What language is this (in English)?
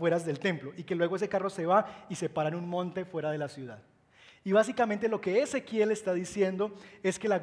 Spanish